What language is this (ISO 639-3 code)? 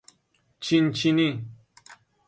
fas